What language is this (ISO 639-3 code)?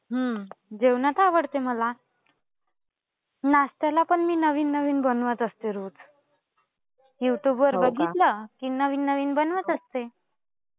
mar